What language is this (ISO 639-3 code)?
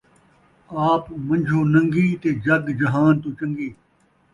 skr